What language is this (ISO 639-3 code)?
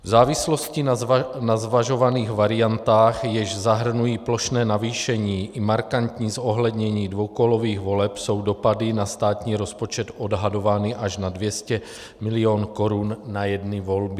ces